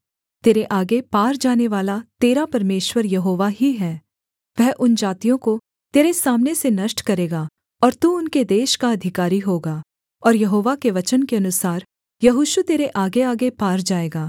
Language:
Hindi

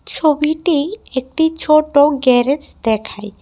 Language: Bangla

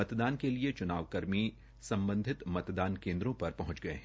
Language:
Hindi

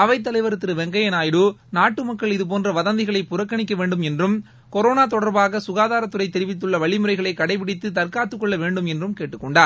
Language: Tamil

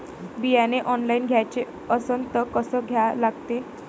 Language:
Marathi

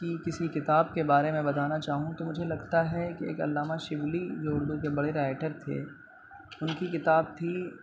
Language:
Urdu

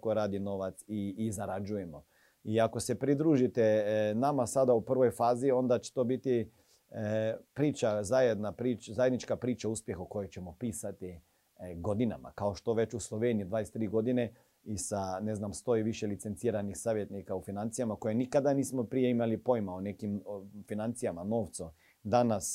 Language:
Croatian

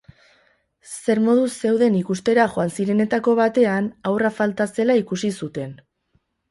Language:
Basque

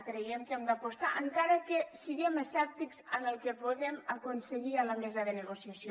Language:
Catalan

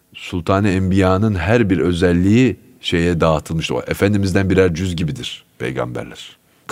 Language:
Turkish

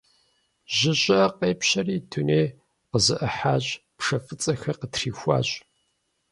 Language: Kabardian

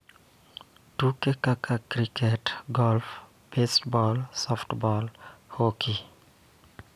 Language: Luo (Kenya and Tanzania)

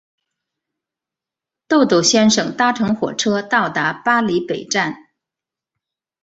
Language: Chinese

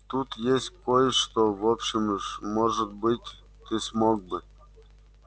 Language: Russian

